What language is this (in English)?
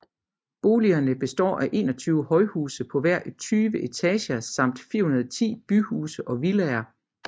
Danish